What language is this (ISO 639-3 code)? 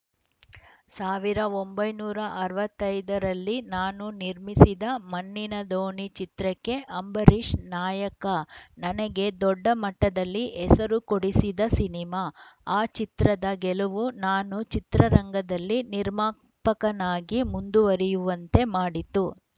kan